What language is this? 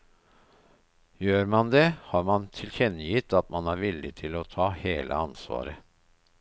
Norwegian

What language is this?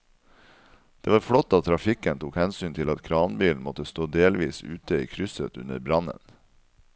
Norwegian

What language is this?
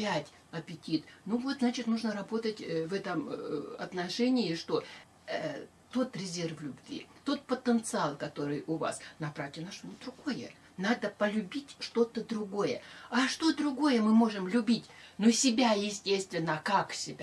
Russian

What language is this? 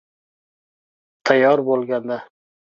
Uzbek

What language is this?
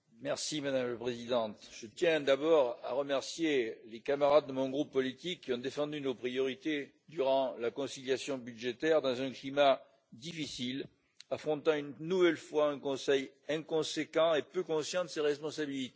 French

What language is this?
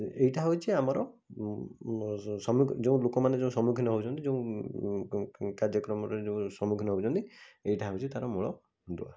Odia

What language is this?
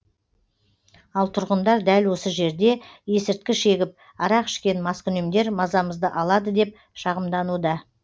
Kazakh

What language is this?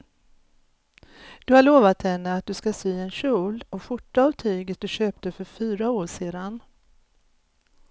Swedish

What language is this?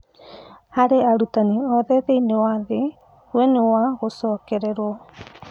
Kikuyu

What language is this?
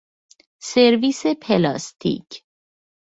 Persian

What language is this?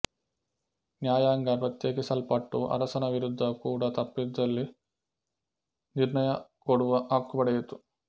Kannada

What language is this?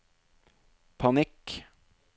Norwegian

